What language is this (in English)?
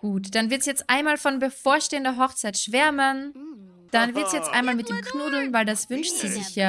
German